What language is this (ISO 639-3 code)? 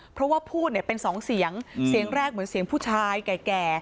tha